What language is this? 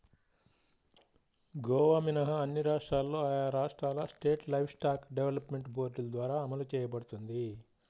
Telugu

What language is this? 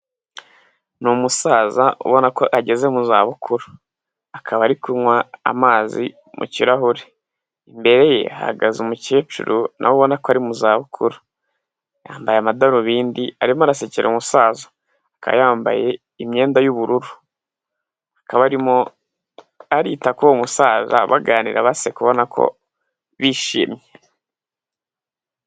Kinyarwanda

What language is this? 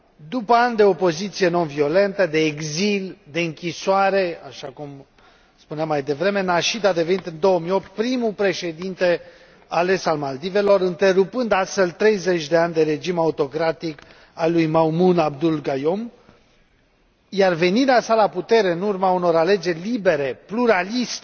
Romanian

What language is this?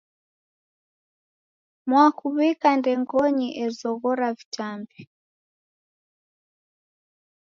Taita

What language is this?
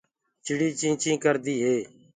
Gurgula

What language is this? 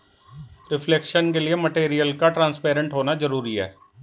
Hindi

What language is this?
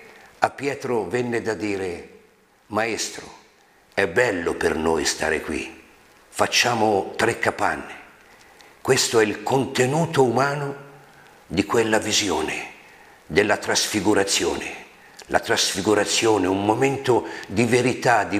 Italian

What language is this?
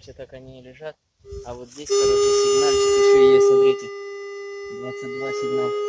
Russian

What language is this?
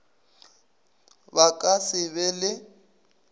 Northern Sotho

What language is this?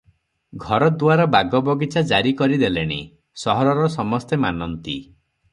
Odia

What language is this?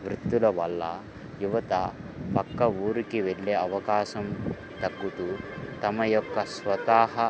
Telugu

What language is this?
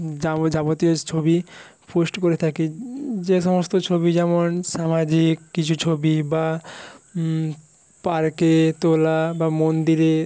Bangla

